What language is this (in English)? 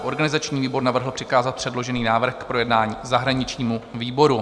Czech